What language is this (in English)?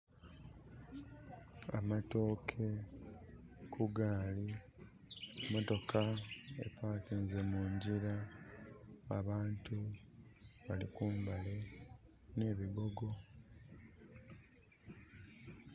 Soga